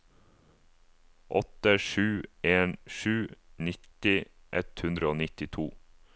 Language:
Norwegian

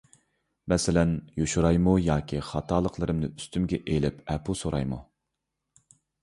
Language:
Uyghur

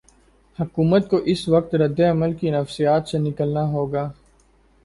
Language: Urdu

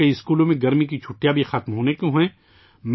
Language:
Urdu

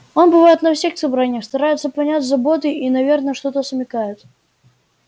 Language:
Russian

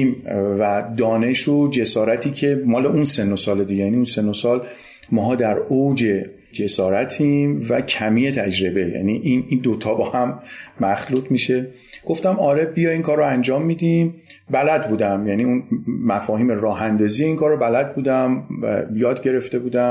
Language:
Persian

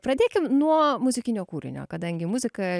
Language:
Lithuanian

